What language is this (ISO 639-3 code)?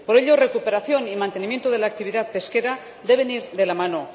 spa